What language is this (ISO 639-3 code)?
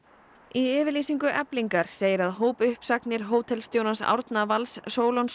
isl